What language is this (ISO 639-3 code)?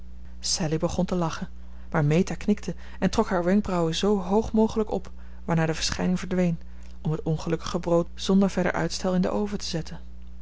nld